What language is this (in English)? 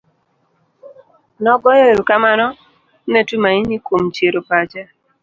Luo (Kenya and Tanzania)